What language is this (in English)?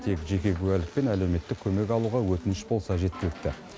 Kazakh